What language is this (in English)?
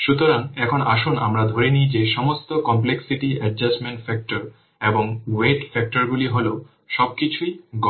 Bangla